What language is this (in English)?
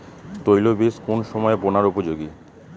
Bangla